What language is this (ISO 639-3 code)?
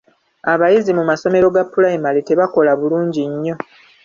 lug